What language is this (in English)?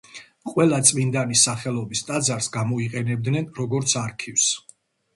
Georgian